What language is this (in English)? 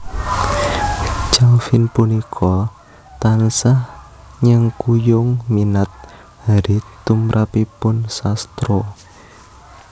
Javanese